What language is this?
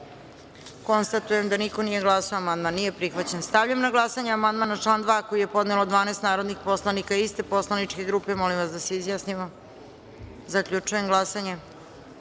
Serbian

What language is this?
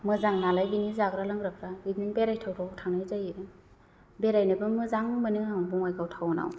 Bodo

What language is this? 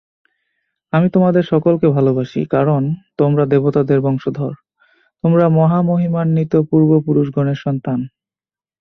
Bangla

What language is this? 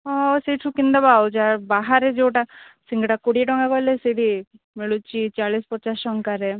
Odia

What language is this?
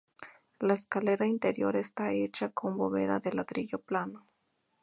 Spanish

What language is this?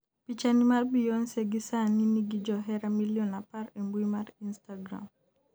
Luo (Kenya and Tanzania)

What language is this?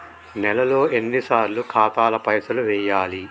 Telugu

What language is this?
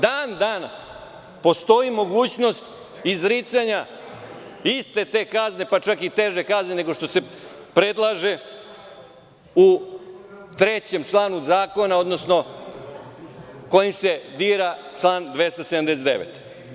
Serbian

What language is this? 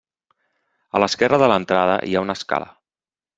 Catalan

